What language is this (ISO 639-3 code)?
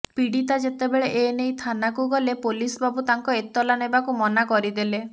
ori